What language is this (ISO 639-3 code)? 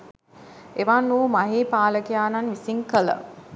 sin